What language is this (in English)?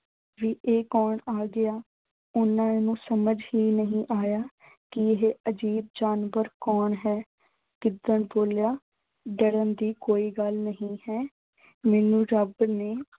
Punjabi